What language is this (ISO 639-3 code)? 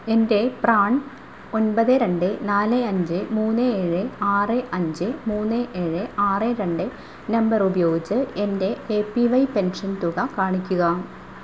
mal